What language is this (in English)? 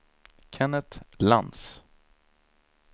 Swedish